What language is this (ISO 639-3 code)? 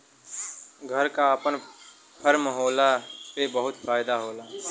bho